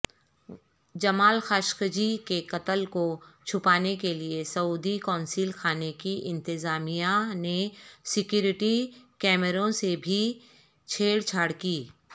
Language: Urdu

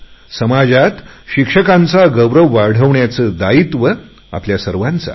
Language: Marathi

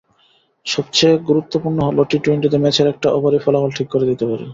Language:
Bangla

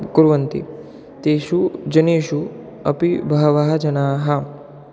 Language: Sanskrit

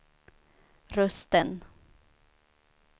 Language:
Swedish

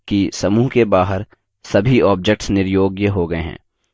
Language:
Hindi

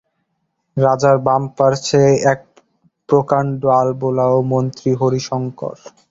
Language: Bangla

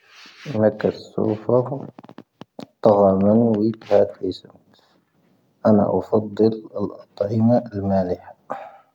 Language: Tahaggart Tamahaq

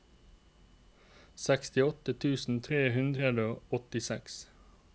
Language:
Norwegian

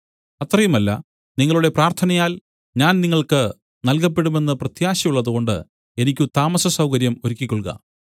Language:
Malayalam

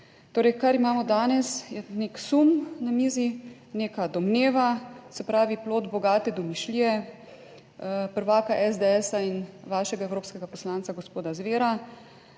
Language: Slovenian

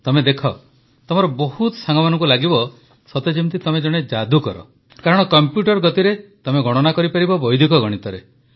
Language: Odia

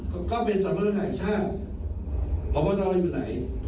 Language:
Thai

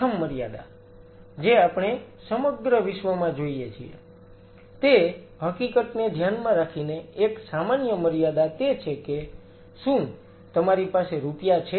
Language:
Gujarati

